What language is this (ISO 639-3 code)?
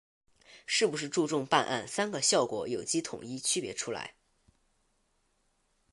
zho